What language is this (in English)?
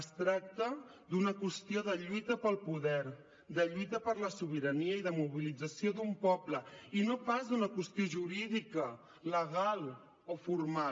Catalan